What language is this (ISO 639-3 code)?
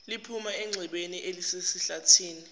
zul